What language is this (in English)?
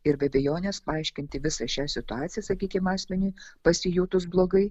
Lithuanian